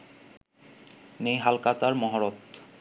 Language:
Bangla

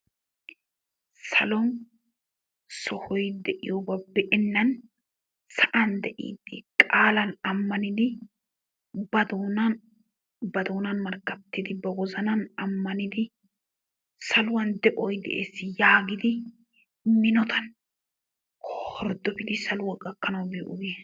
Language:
Wolaytta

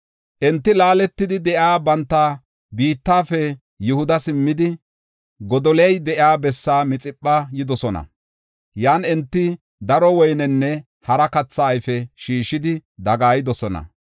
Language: Gofa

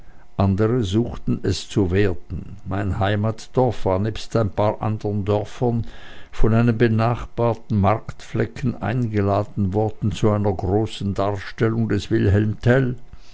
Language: German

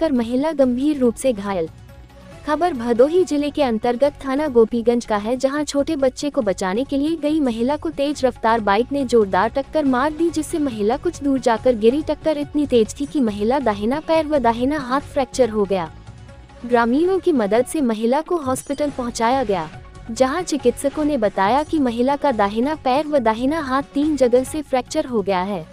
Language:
Hindi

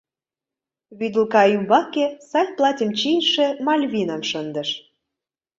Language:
Mari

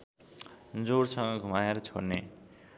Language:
Nepali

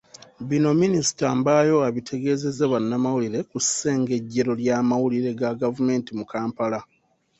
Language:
Ganda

